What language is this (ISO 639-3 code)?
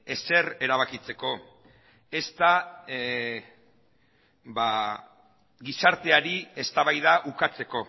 eus